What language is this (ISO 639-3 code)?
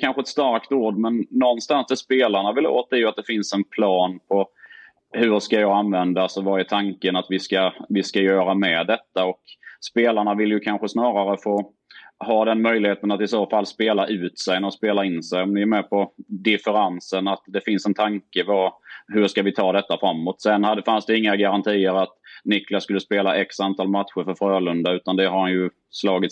swe